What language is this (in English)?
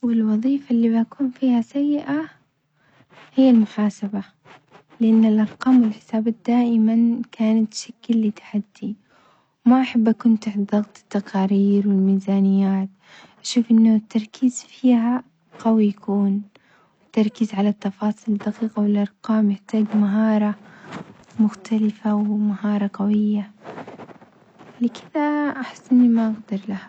Omani Arabic